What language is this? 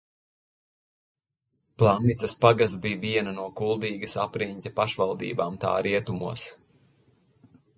Latvian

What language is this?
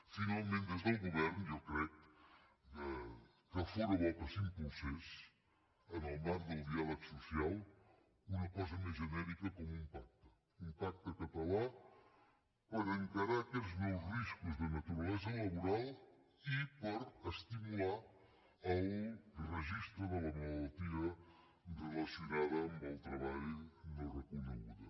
Catalan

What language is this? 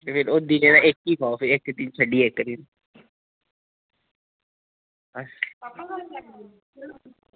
Dogri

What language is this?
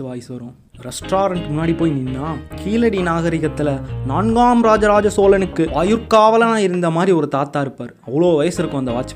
Tamil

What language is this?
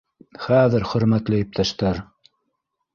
Bashkir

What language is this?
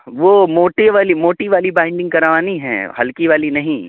Urdu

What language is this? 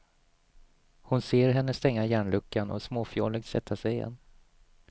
Swedish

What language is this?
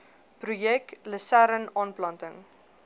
Afrikaans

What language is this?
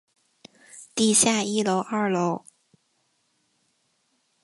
Chinese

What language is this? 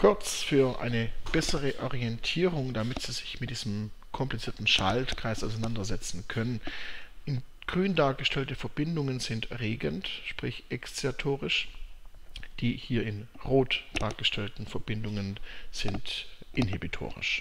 German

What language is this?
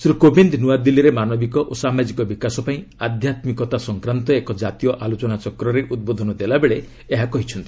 Odia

